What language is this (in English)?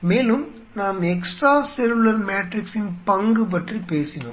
Tamil